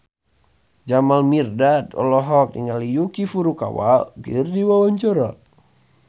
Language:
Sundanese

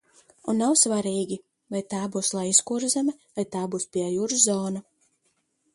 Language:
Latvian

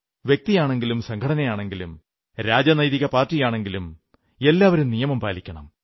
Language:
Malayalam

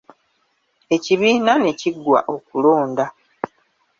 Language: Ganda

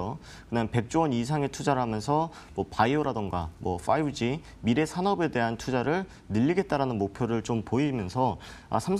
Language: Korean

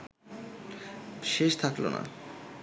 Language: Bangla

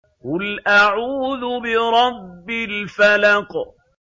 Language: Arabic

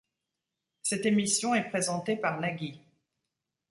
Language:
French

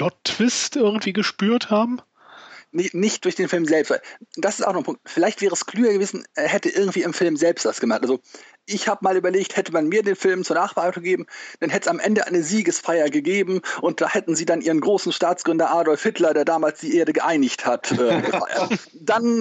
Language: German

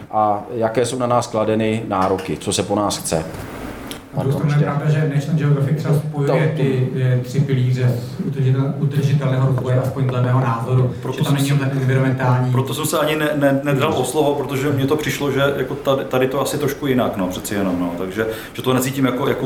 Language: Czech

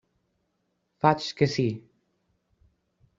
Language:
Catalan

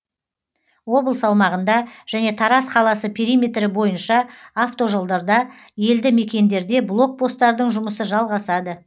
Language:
Kazakh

